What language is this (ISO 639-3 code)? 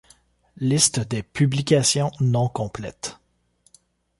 fra